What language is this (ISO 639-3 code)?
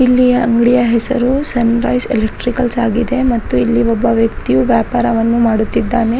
kan